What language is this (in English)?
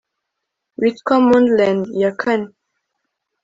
Kinyarwanda